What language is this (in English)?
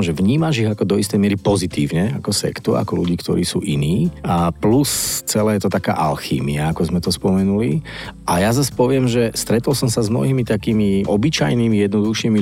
Slovak